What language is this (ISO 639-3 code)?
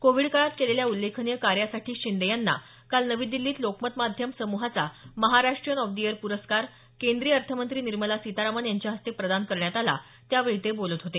mar